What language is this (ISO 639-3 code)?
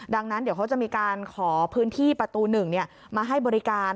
tha